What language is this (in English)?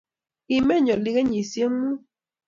Kalenjin